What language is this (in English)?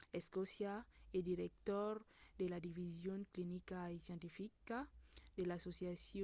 Occitan